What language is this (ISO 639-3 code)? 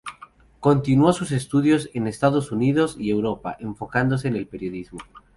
spa